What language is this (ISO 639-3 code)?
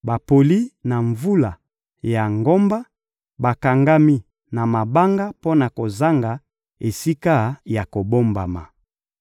lin